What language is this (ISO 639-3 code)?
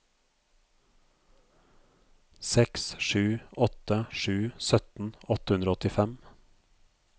nor